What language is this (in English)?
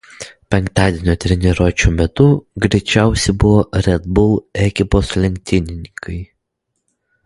Lithuanian